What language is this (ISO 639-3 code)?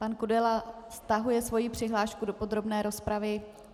ces